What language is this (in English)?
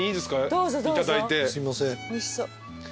Japanese